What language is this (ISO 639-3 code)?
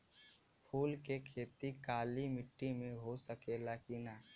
bho